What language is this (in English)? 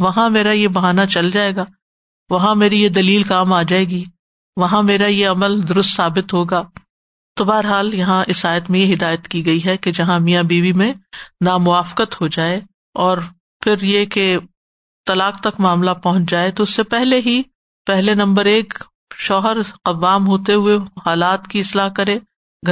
Urdu